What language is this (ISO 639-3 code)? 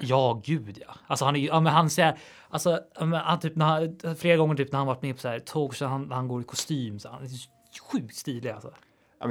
swe